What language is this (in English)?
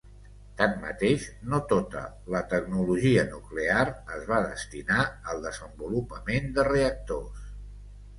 Catalan